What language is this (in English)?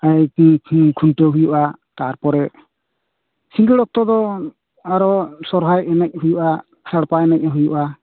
Santali